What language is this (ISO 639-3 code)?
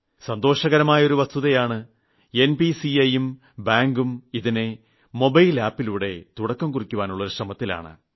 mal